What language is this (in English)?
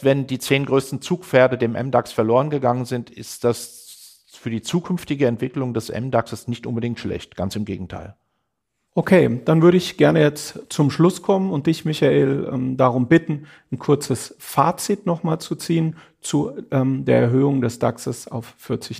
German